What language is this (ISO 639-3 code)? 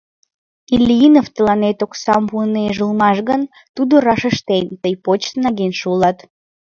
chm